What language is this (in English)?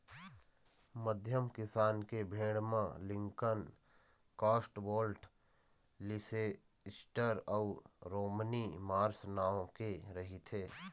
Chhattisgarhi